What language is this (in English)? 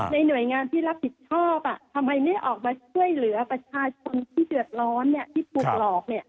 Thai